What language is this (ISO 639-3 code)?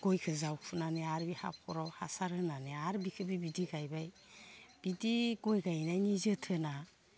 brx